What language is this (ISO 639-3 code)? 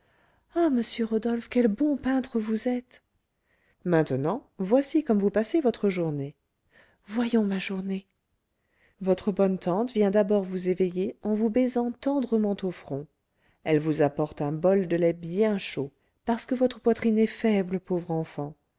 fra